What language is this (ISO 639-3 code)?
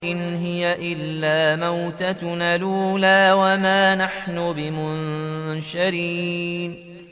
ara